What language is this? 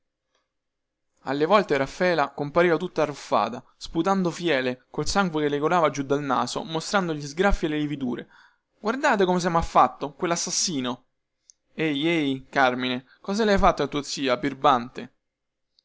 Italian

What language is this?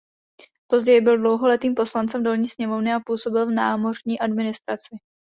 Czech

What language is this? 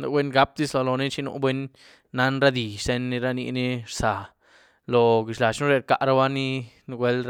Güilá Zapotec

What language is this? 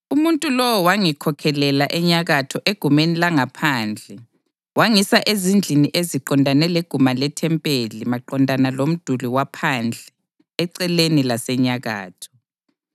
North Ndebele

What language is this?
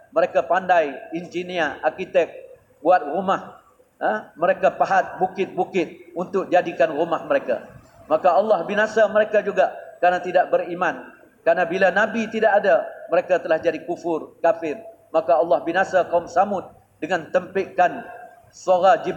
Malay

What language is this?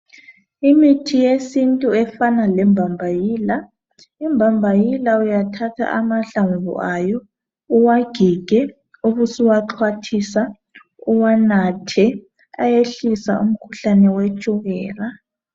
North Ndebele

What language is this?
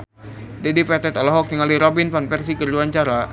Sundanese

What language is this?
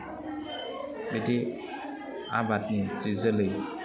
Bodo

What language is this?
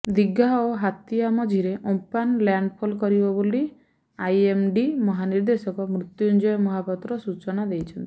Odia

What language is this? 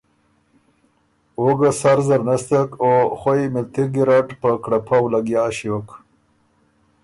Ormuri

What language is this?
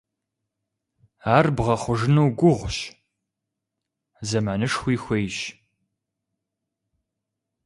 Kabardian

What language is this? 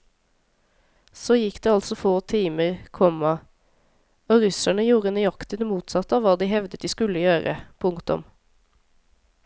Norwegian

